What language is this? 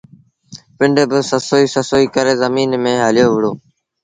Sindhi Bhil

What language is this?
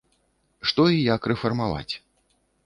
Belarusian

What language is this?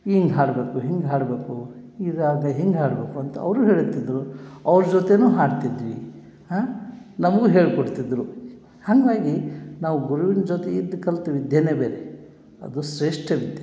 Kannada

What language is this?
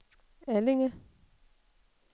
Danish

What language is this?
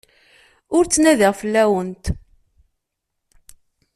Kabyle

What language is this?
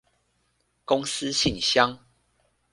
Chinese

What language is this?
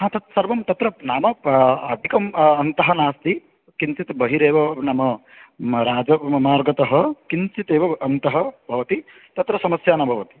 Sanskrit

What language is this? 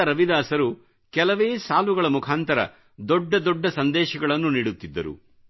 Kannada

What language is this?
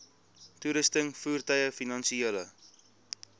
Afrikaans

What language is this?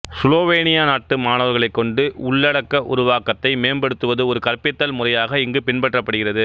Tamil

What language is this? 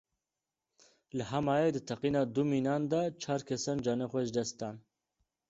Kurdish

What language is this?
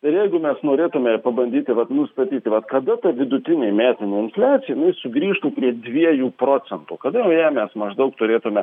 Lithuanian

